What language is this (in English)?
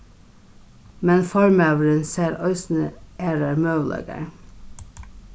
Faroese